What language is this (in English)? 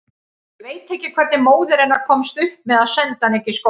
Icelandic